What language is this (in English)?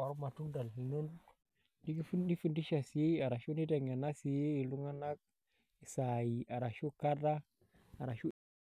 Masai